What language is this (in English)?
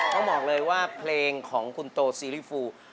Thai